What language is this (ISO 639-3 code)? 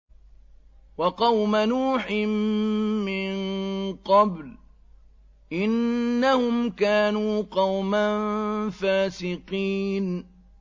ara